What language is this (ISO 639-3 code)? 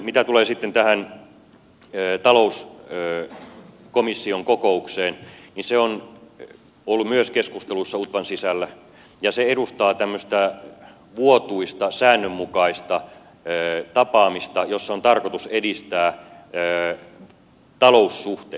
fin